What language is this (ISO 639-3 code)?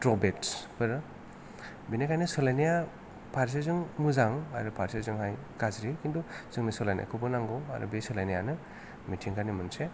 brx